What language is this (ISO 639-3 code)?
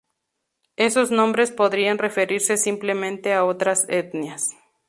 spa